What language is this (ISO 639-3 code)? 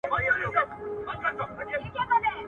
pus